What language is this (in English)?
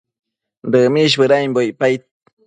Matsés